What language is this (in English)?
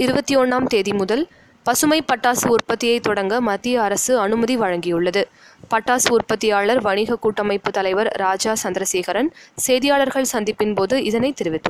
Tamil